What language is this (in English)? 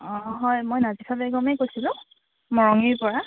Assamese